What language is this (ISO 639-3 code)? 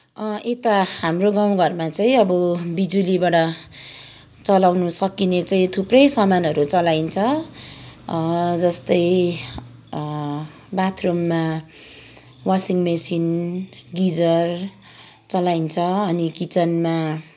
nep